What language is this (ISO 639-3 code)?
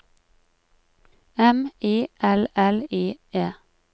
nor